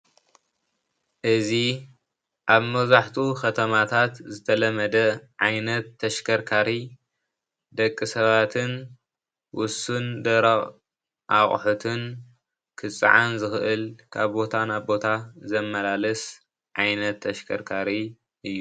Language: Tigrinya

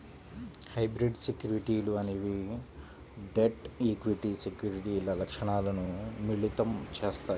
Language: Telugu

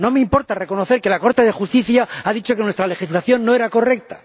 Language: Spanish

